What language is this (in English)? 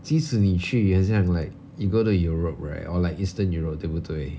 English